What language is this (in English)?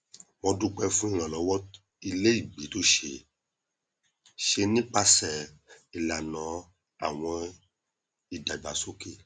Yoruba